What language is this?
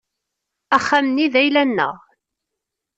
Kabyle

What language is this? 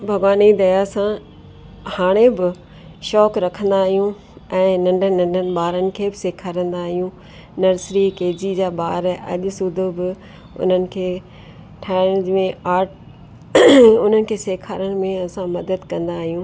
Sindhi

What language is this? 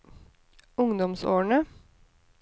Norwegian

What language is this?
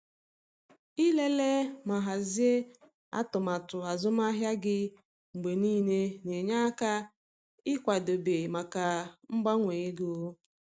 Igbo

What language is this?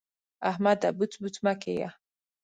Pashto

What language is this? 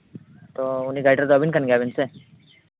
Santali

